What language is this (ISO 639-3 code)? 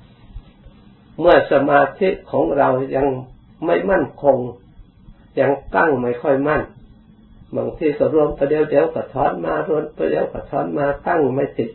tha